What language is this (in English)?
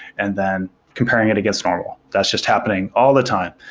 English